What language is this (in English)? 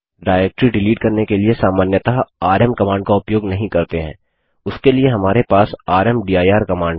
Hindi